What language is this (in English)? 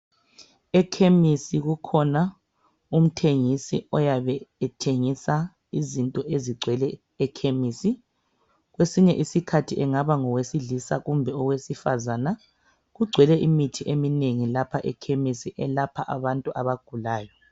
North Ndebele